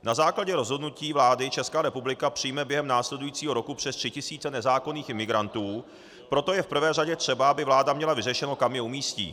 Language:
Czech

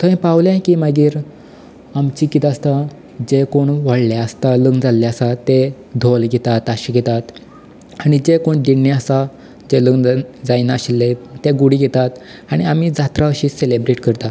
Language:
Konkani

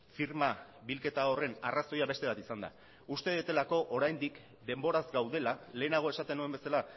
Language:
Basque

